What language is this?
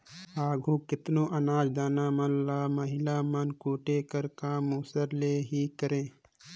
Chhattisgarhi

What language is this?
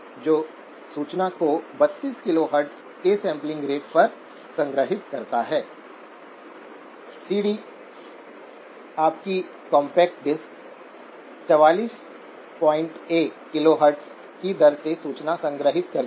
Hindi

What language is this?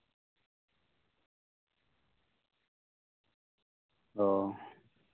Santali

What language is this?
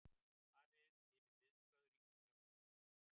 Icelandic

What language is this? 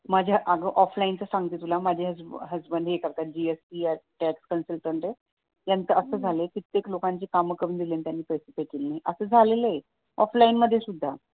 Marathi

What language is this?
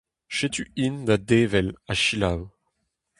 Breton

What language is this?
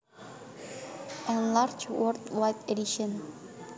Javanese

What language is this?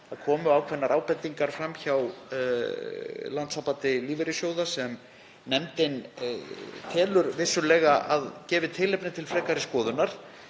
Icelandic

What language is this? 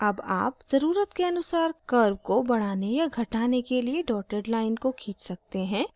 Hindi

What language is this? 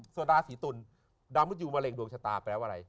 Thai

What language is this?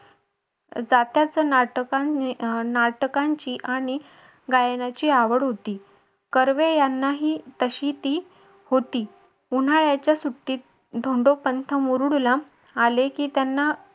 Marathi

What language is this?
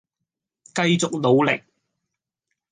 Cantonese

